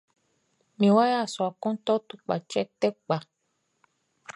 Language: Baoulé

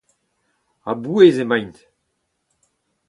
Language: Breton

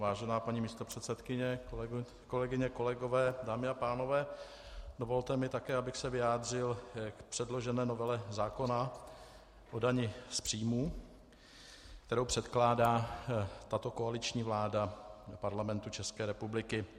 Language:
Czech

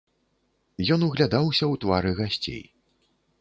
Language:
Belarusian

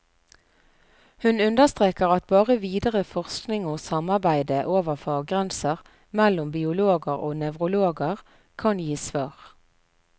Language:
Norwegian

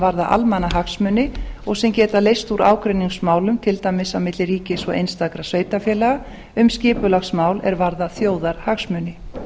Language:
Icelandic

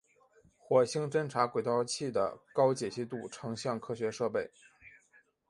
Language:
Chinese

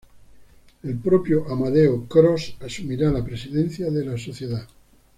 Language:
Spanish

